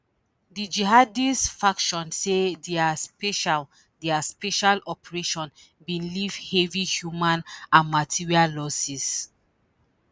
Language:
Nigerian Pidgin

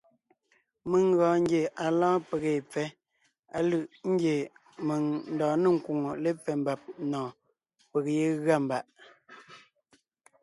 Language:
Ngiemboon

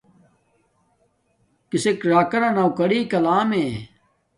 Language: Domaaki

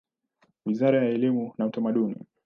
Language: Swahili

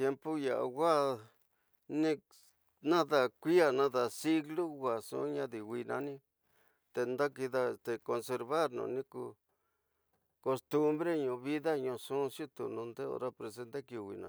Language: Tidaá Mixtec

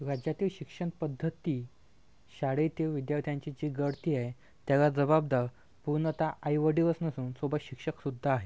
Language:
Marathi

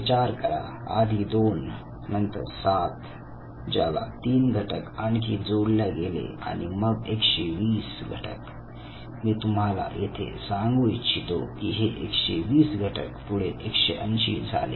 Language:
Marathi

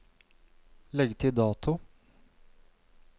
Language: Norwegian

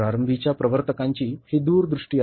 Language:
Marathi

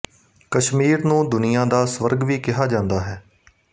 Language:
Punjabi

